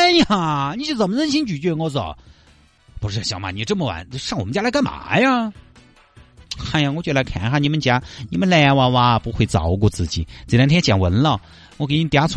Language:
Chinese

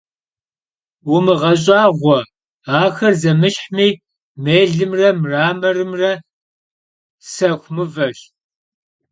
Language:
Kabardian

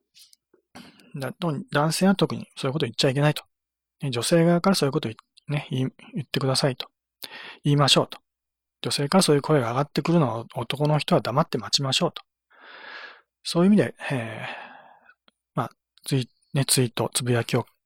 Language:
Japanese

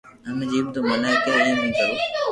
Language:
Loarki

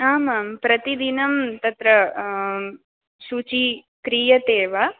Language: Sanskrit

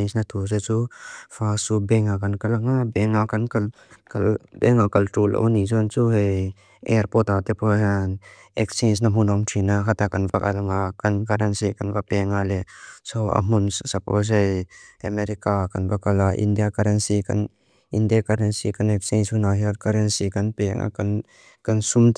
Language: Mizo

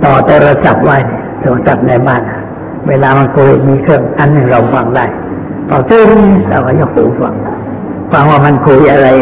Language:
Thai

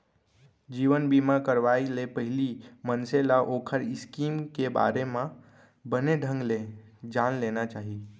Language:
Chhattisgarhi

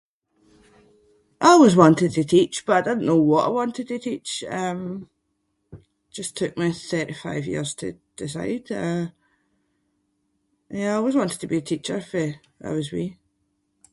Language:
Scots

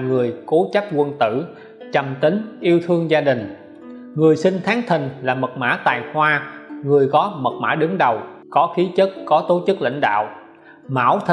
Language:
Vietnamese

